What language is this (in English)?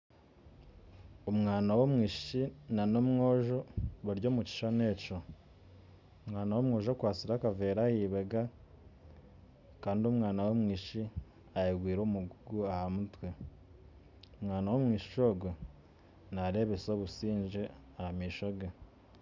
Nyankole